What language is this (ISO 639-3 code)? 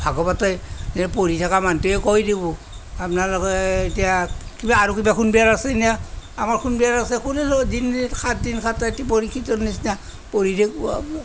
asm